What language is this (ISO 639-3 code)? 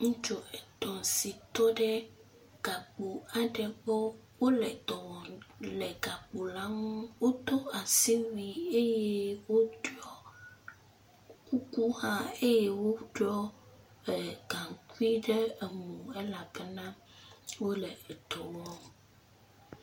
ewe